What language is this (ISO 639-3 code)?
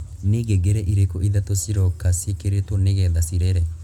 kik